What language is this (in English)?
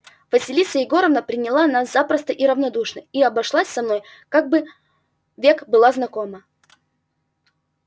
Russian